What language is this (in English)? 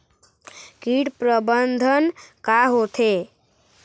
Chhattisgarhi